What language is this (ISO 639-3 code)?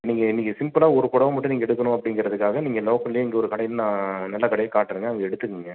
tam